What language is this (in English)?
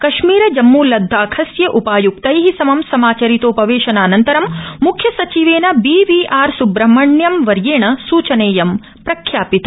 Sanskrit